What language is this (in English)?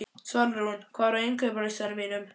Icelandic